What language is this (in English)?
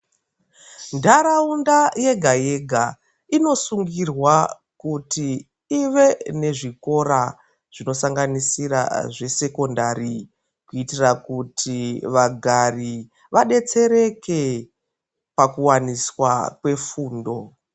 Ndau